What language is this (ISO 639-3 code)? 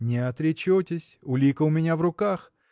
rus